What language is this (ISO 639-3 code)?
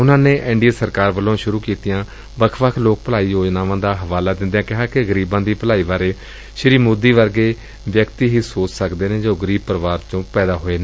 pan